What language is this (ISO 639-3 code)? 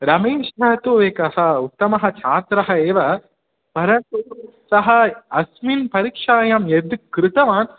san